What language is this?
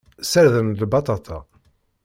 Kabyle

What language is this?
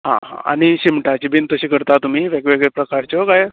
Konkani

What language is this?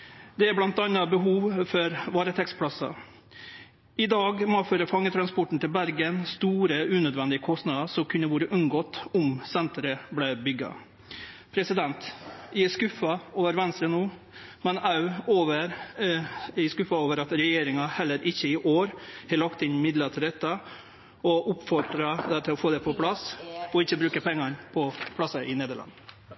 Norwegian Nynorsk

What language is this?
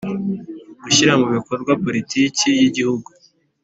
Kinyarwanda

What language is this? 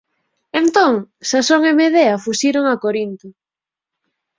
Galician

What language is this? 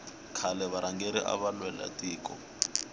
Tsonga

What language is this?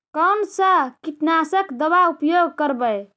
Magahi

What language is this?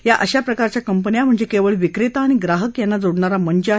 Marathi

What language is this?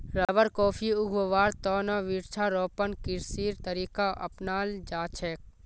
Magahi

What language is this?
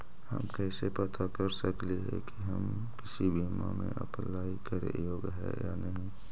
Magahi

